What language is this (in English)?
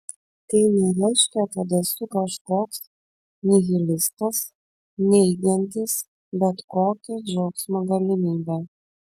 Lithuanian